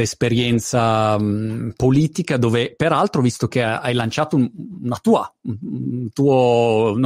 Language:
Italian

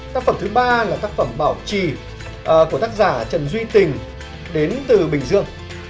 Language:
Vietnamese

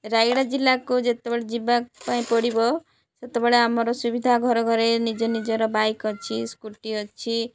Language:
Odia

